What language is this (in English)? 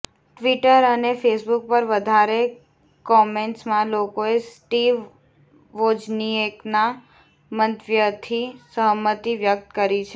Gujarati